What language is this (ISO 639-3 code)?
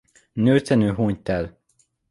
hun